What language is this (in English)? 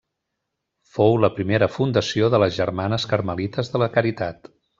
Catalan